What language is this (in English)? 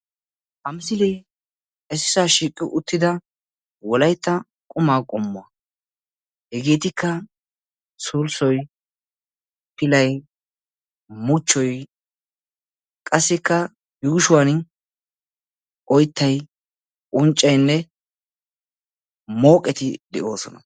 Wolaytta